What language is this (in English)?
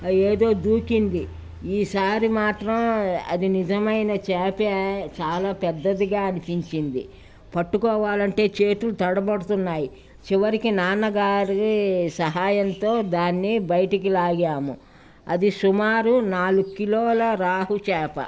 Telugu